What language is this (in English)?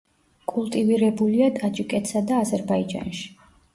Georgian